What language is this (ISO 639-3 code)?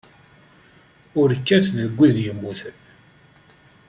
kab